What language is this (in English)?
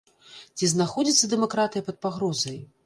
Belarusian